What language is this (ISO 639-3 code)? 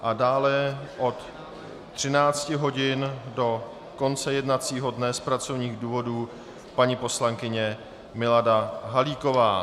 ces